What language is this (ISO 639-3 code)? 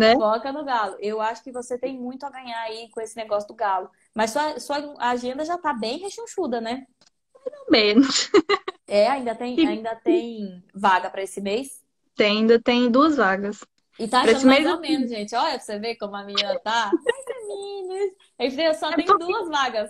por